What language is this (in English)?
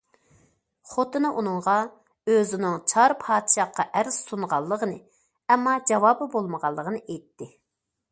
Uyghur